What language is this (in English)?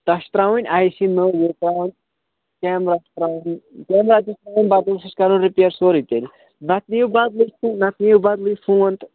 Kashmiri